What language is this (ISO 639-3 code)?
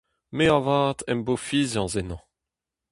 bre